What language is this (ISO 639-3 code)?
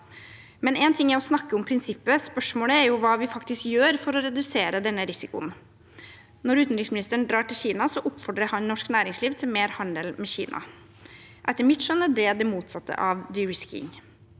nor